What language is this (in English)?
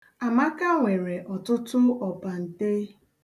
Igbo